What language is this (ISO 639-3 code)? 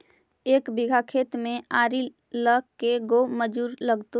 mag